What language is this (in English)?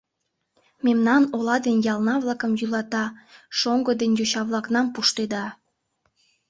Mari